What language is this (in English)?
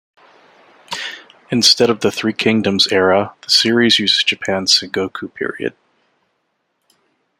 English